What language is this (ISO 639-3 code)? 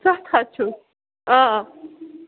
kas